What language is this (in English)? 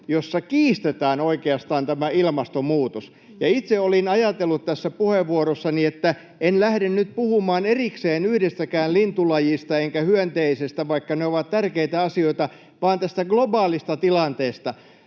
Finnish